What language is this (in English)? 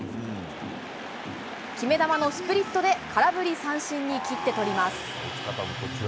Japanese